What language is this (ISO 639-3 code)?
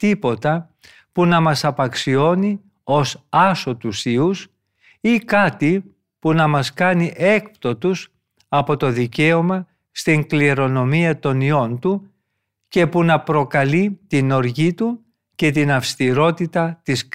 ell